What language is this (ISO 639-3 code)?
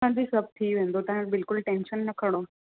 snd